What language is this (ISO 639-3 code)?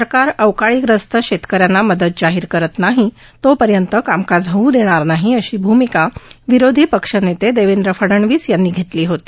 mar